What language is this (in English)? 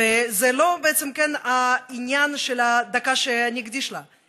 Hebrew